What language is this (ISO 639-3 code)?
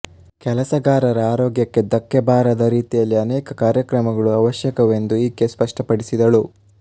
kan